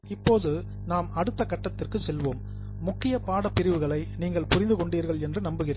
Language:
Tamil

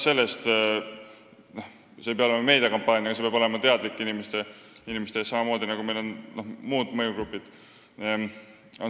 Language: Estonian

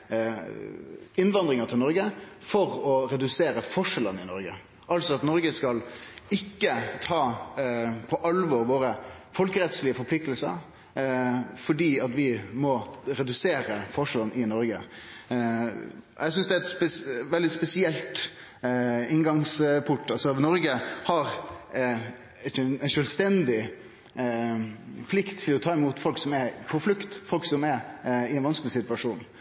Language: Norwegian Nynorsk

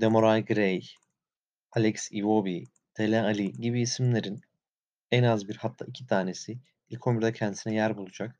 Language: Turkish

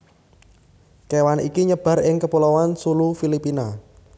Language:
Javanese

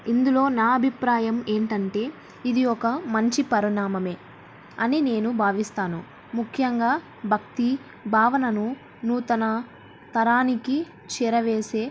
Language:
Telugu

